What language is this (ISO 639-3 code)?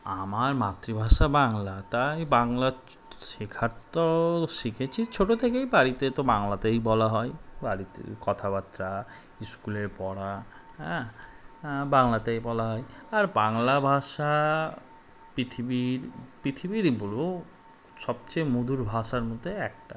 ben